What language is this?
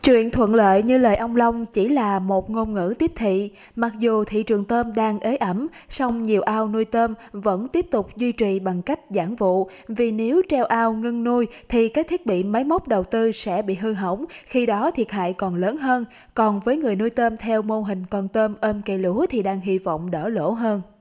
Vietnamese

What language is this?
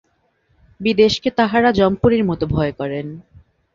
Bangla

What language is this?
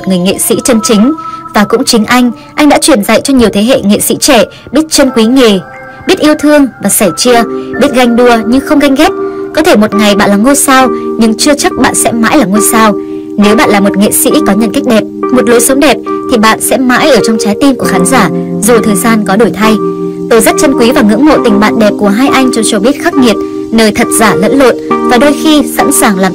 Vietnamese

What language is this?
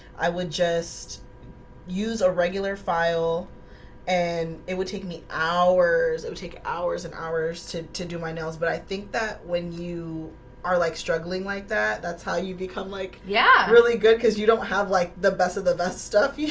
English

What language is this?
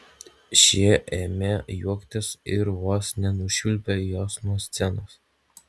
Lithuanian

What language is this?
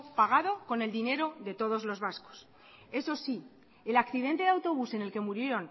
Spanish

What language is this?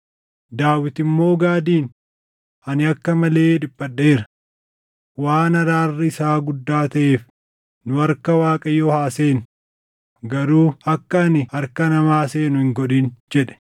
Oromo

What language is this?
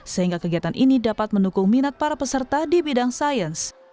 Indonesian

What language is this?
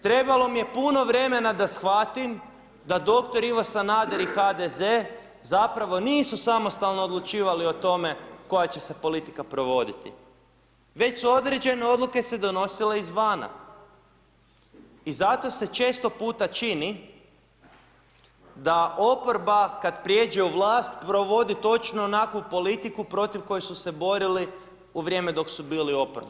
Croatian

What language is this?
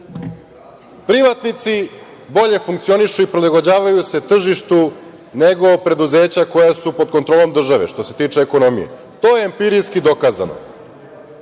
Serbian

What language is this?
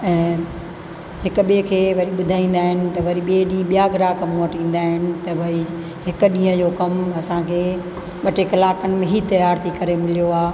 Sindhi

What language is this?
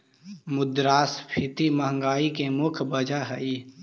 Magahi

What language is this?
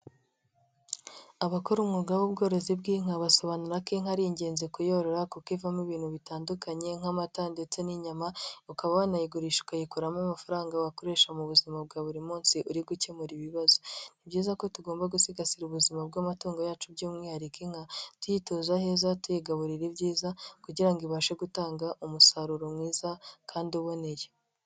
Kinyarwanda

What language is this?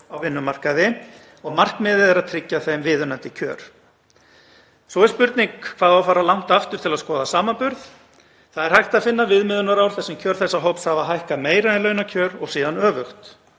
Icelandic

